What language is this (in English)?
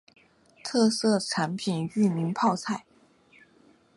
Chinese